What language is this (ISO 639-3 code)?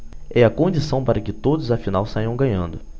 por